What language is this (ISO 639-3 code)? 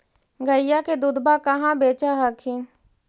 mag